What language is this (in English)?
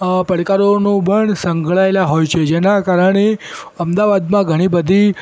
Gujarati